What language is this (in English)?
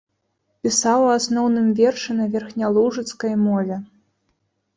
Belarusian